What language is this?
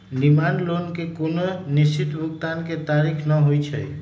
Magahi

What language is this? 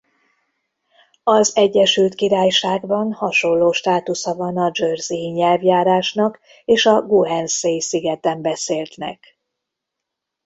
Hungarian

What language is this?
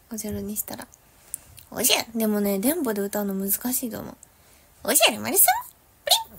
Japanese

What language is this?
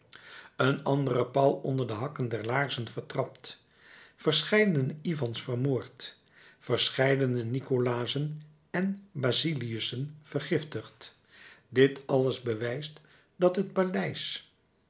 Dutch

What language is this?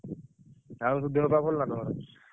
Odia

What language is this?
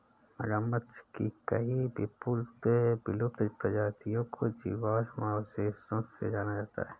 Hindi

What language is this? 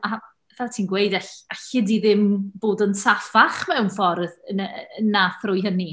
Welsh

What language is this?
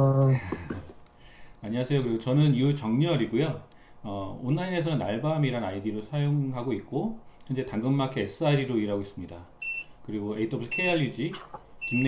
Korean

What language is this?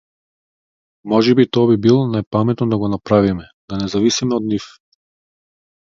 Macedonian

